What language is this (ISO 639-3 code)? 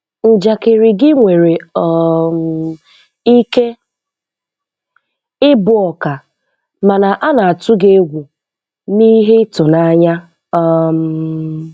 ibo